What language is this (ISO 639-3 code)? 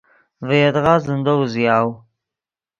ydg